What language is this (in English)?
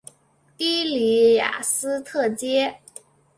Chinese